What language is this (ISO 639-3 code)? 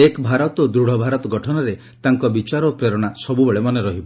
ori